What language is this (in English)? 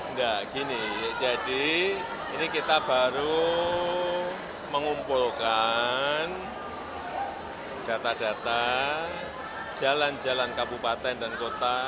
Indonesian